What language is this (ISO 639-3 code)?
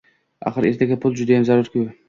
uzb